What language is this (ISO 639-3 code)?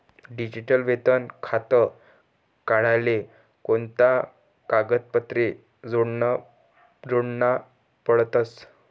mar